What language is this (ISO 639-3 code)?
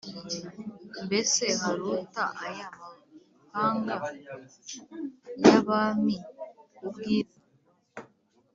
kin